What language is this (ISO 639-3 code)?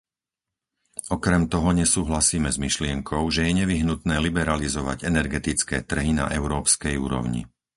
slk